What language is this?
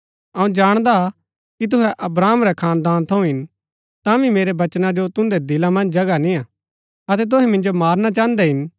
Gaddi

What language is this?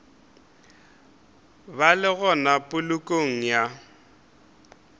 Northern Sotho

